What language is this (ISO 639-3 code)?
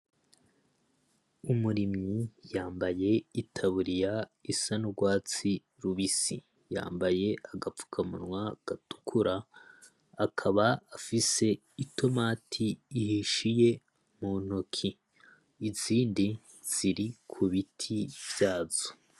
run